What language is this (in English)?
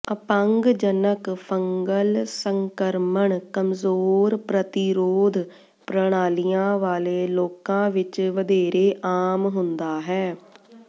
Punjabi